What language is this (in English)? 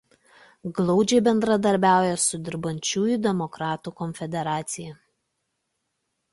Lithuanian